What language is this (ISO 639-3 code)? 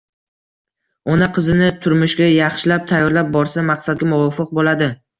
uzb